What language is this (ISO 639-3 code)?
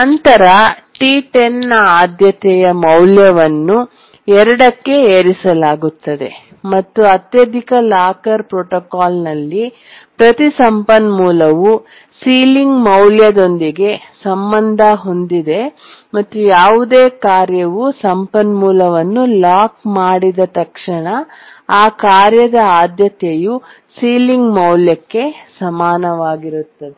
kan